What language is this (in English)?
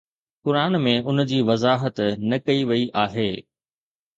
Sindhi